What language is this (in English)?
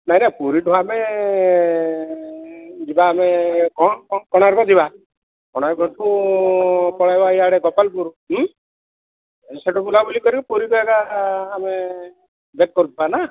Odia